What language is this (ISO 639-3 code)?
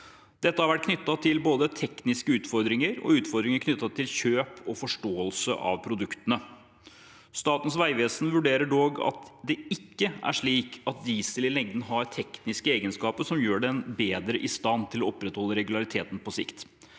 nor